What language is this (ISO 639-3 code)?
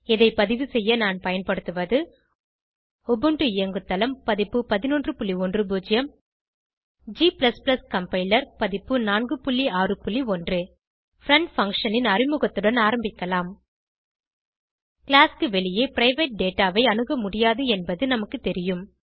tam